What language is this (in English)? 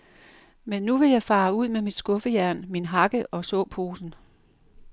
Danish